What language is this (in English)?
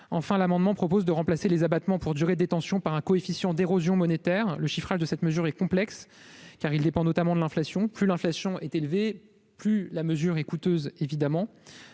French